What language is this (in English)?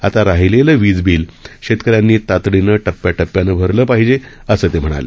Marathi